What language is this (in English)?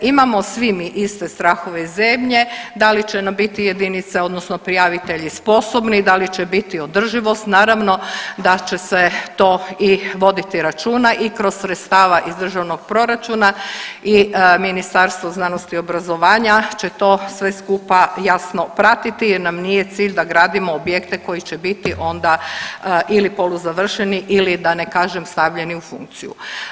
Croatian